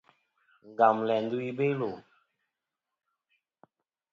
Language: Kom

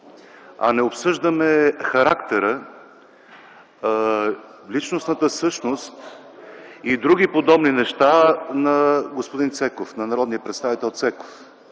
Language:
Bulgarian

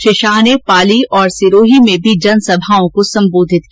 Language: Hindi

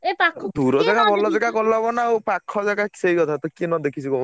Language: Odia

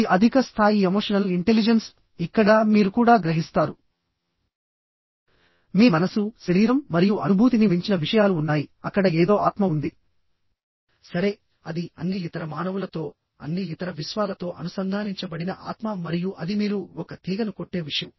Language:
Telugu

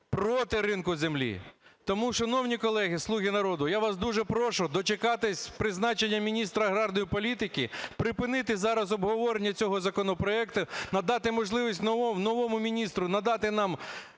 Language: Ukrainian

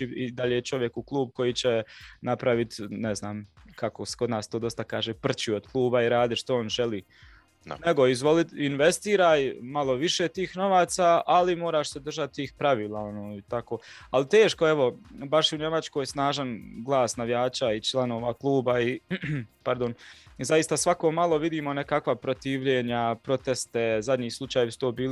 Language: Croatian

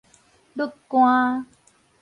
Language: Min Nan Chinese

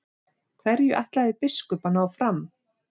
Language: Icelandic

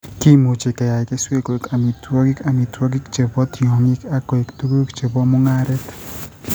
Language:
Kalenjin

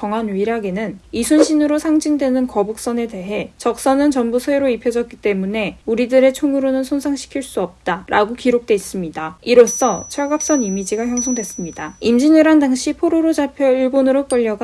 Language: Korean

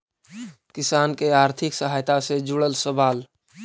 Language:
Magahi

